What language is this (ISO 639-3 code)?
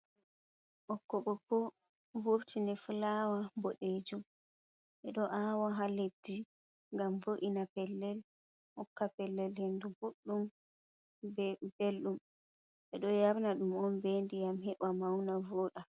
ful